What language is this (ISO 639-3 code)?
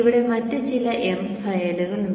mal